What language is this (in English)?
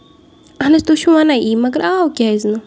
Kashmiri